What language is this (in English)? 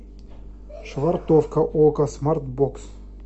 Russian